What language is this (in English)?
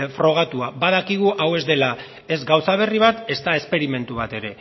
Basque